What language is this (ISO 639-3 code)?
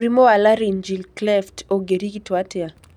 kik